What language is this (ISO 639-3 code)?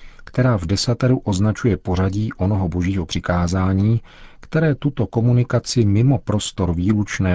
ces